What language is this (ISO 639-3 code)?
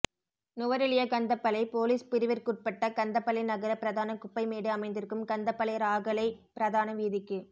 tam